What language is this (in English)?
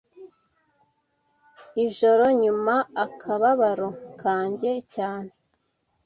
Kinyarwanda